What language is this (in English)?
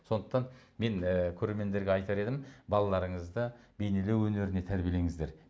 Kazakh